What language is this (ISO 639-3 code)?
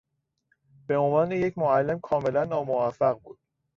fas